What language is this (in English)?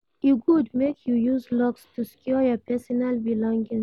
Nigerian Pidgin